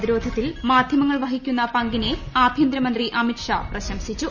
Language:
Malayalam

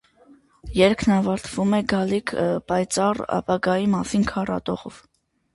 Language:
Armenian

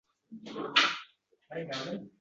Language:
Uzbek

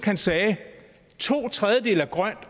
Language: Danish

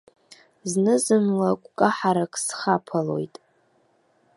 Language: Abkhazian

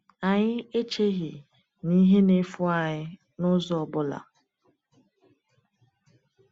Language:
Igbo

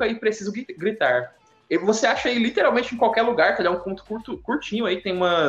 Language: Portuguese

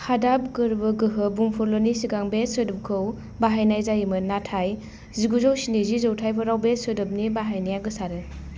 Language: Bodo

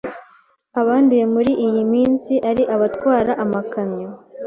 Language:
Kinyarwanda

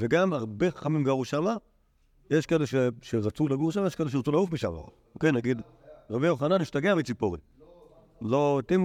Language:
Hebrew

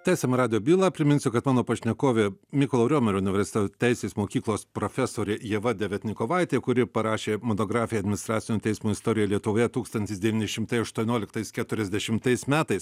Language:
Lithuanian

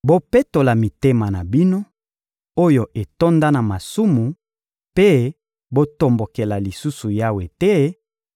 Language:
Lingala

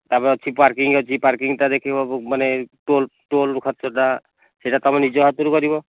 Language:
Odia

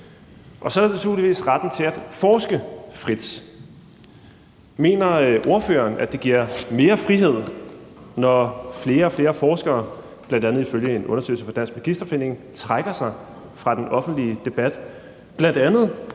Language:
Danish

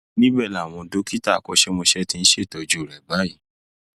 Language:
Yoruba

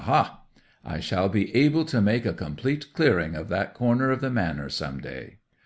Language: English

